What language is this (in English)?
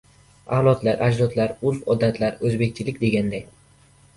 Uzbek